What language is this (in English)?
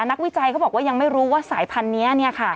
Thai